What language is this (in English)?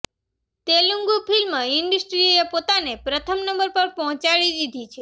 Gujarati